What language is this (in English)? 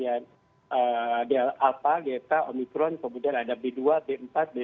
Indonesian